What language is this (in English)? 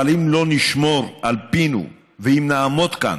Hebrew